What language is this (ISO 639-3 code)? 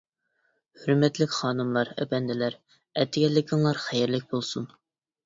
uig